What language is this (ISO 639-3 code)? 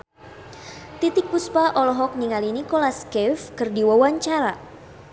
sun